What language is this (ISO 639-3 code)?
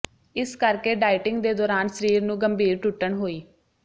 pan